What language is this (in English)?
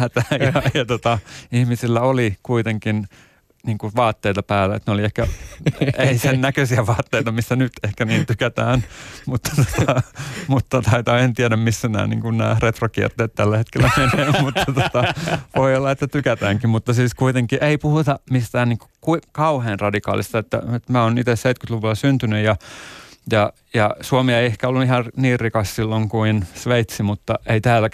Finnish